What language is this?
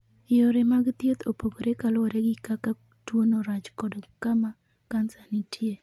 Luo (Kenya and Tanzania)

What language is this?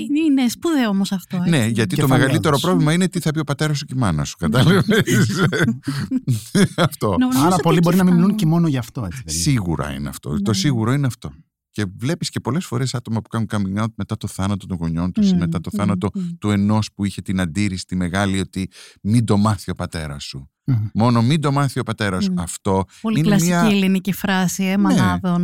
Greek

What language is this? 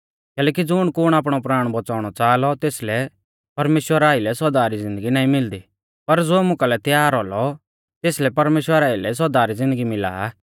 Mahasu Pahari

